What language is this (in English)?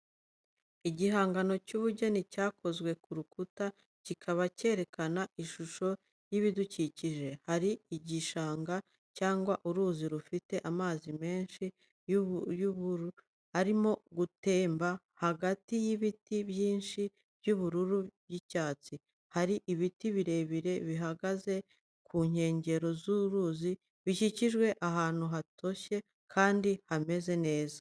Kinyarwanda